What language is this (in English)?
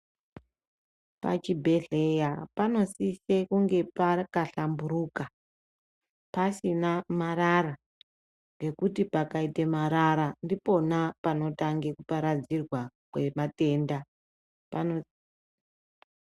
Ndau